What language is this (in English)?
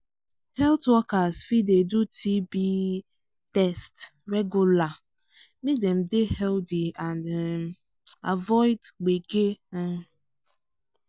Nigerian Pidgin